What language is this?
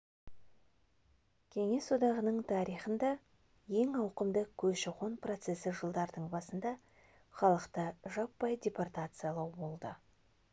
Kazakh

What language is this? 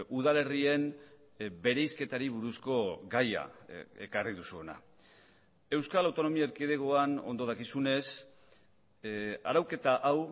Basque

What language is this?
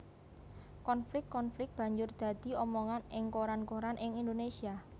Javanese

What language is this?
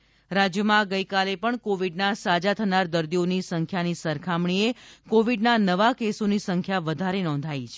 Gujarati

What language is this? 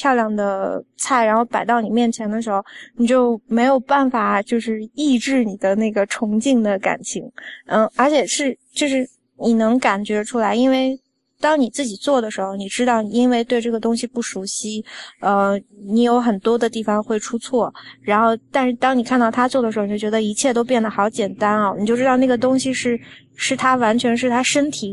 Chinese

